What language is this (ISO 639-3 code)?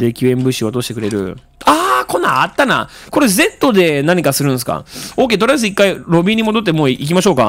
jpn